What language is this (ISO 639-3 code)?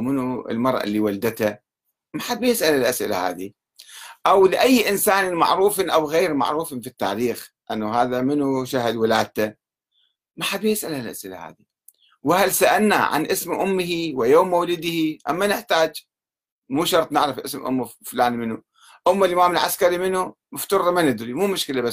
ara